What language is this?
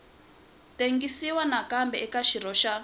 Tsonga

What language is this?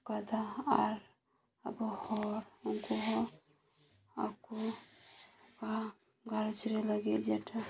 Santali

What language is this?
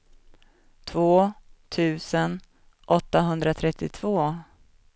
Swedish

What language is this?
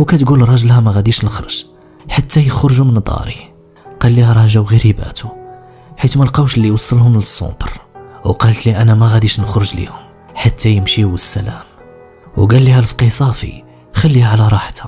Arabic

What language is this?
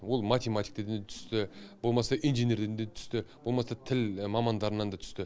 Kazakh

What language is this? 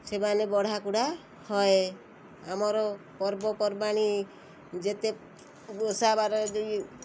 Odia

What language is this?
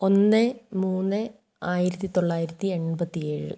Malayalam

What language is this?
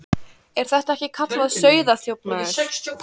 Icelandic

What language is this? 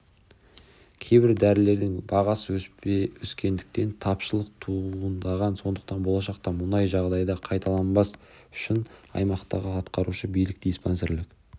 Kazakh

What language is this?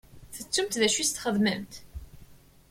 Kabyle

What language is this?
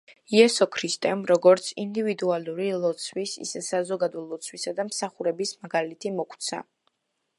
Georgian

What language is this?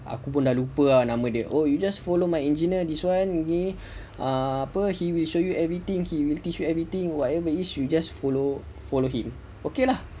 English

